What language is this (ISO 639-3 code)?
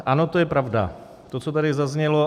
ces